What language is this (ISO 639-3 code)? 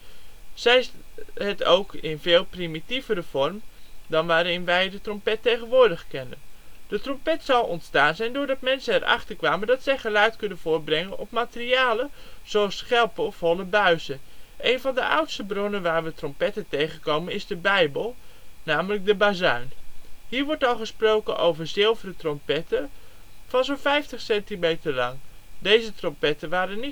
nld